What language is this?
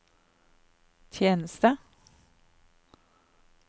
Norwegian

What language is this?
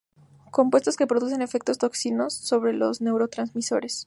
Spanish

